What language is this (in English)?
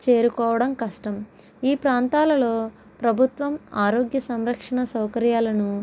Telugu